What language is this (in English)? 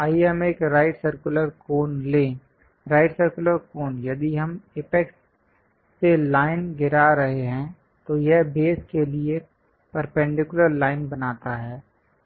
Hindi